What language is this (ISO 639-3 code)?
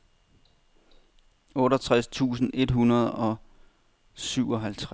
dan